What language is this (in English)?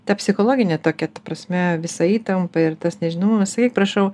Lithuanian